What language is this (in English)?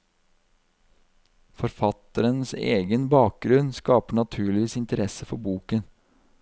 Norwegian